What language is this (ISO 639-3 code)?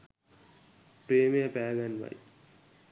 sin